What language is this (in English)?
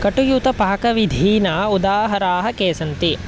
Sanskrit